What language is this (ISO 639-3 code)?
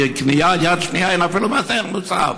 heb